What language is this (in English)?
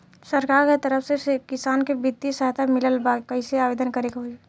Bhojpuri